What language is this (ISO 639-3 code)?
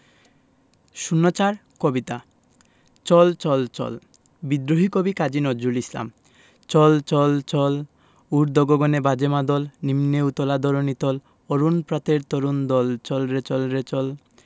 ben